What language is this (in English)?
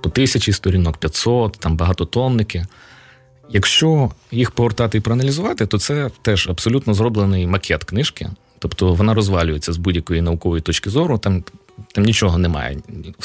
Ukrainian